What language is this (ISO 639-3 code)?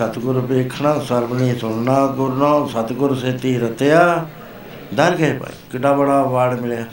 pan